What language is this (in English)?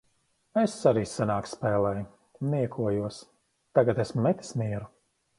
Latvian